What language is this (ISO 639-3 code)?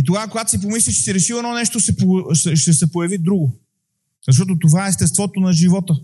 bul